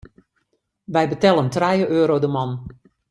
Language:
Western Frisian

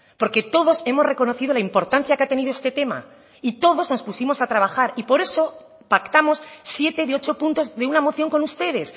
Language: Spanish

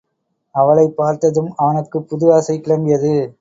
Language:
Tamil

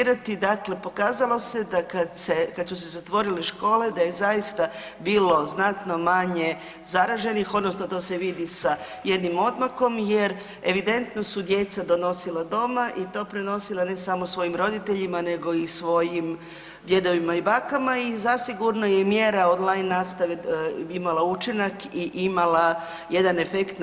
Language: Croatian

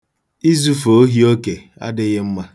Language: Igbo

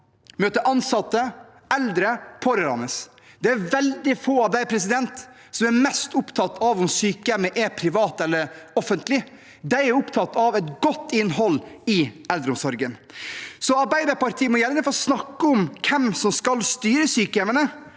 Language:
Norwegian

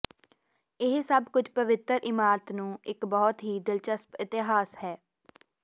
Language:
Punjabi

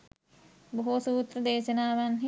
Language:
Sinhala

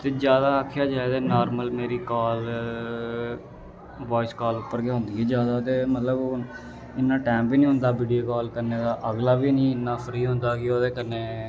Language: Dogri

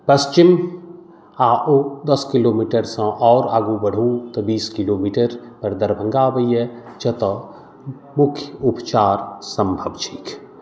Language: Maithili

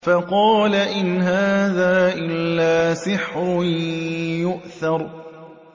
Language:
Arabic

